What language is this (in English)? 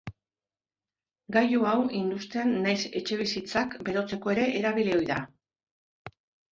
Basque